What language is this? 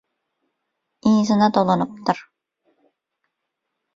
Turkmen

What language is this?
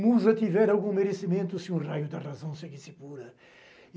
Portuguese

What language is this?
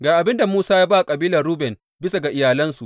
Hausa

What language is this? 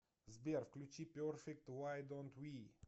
Russian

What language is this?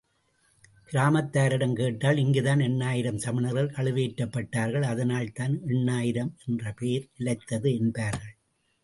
Tamil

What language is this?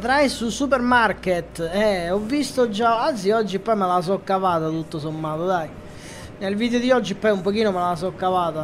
Italian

